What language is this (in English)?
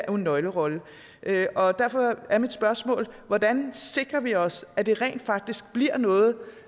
Danish